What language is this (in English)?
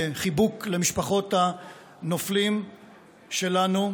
Hebrew